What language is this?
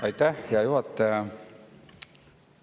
Estonian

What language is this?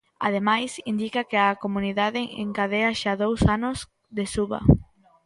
Galician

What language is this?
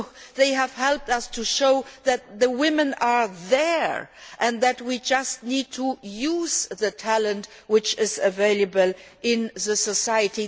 English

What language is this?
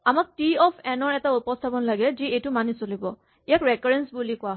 Assamese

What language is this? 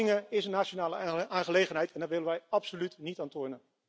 Dutch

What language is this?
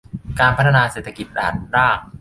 Thai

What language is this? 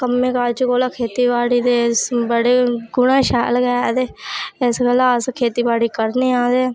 Dogri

